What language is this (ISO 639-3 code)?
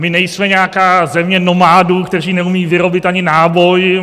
ces